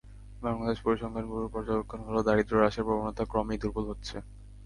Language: Bangla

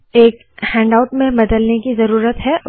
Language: Hindi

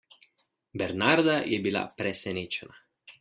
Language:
Slovenian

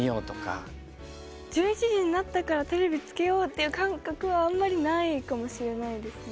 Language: Japanese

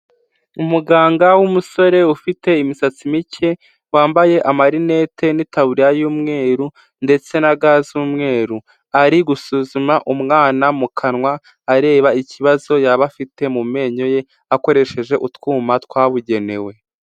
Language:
Kinyarwanda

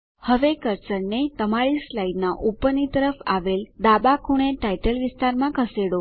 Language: Gujarati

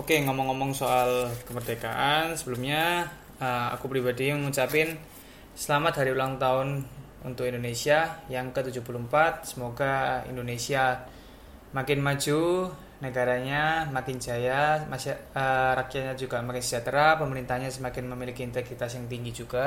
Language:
Indonesian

